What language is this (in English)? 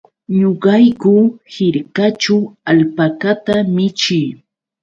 Yauyos Quechua